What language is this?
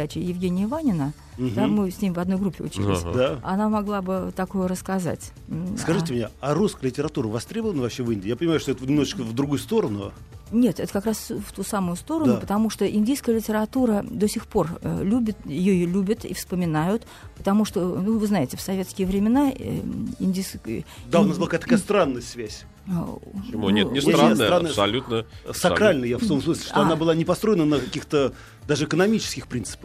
Russian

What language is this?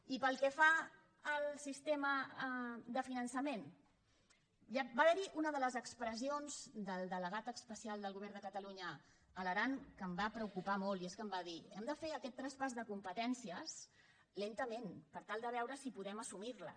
Catalan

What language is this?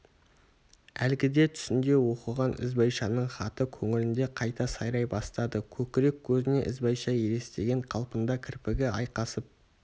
Kazakh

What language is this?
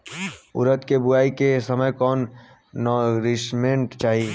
Bhojpuri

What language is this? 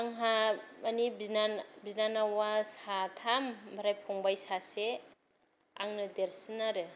Bodo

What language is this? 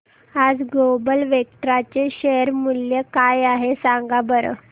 Marathi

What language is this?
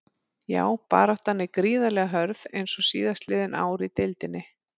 Icelandic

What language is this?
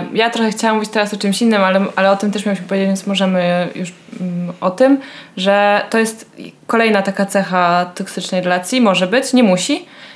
Polish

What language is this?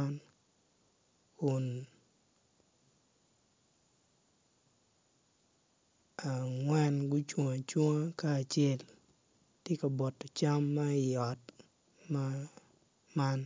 Acoli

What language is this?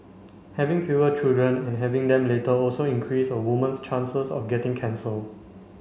English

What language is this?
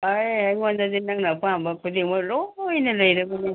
Manipuri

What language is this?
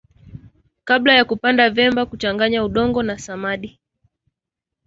Swahili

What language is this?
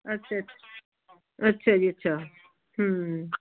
Punjabi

